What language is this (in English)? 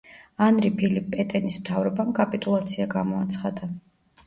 Georgian